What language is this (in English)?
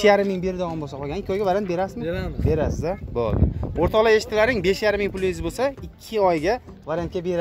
Turkish